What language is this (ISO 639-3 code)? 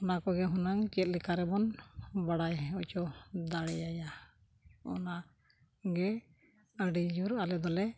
sat